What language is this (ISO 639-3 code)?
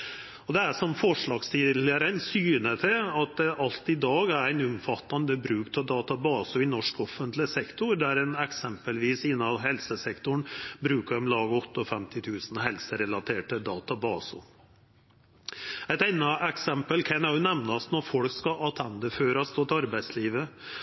nno